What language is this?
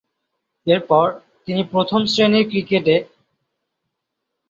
Bangla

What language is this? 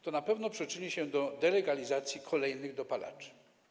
Polish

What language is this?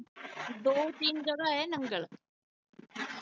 Punjabi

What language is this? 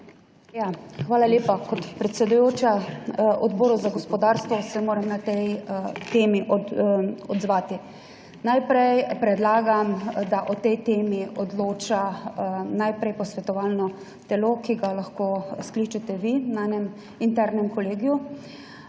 Slovenian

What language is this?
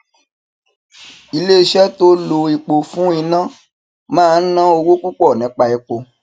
Yoruba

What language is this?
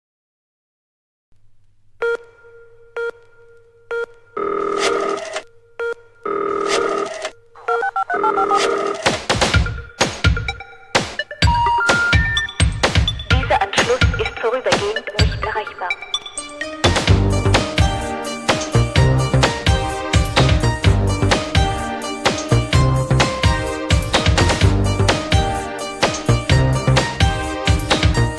German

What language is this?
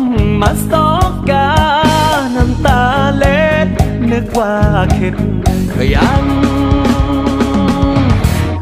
Thai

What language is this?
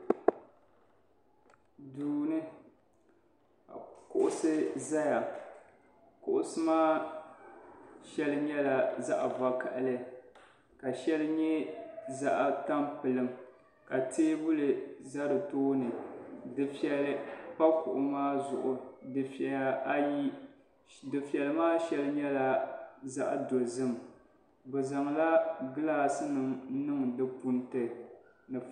Dagbani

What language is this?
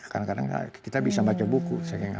Indonesian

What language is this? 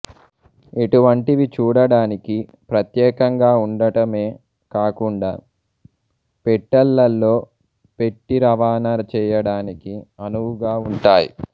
Telugu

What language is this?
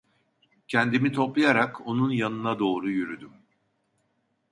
Turkish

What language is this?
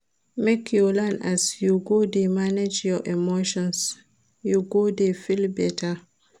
Nigerian Pidgin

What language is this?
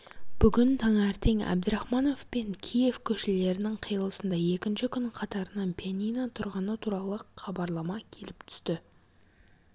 Kazakh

